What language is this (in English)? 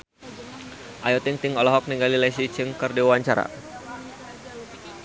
Sundanese